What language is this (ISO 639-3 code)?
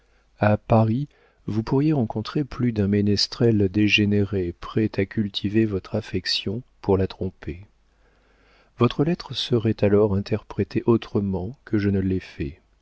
fra